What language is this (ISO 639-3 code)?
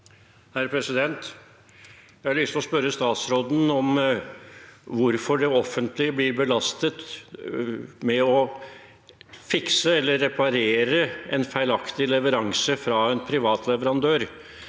nor